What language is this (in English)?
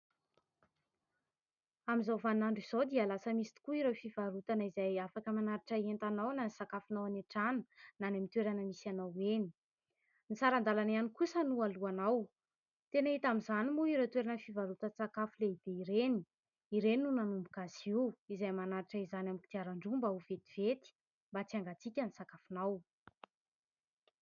Malagasy